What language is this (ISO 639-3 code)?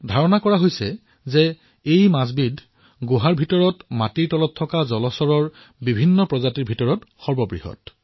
asm